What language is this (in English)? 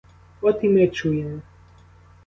Ukrainian